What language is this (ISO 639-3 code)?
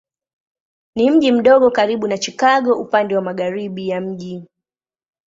swa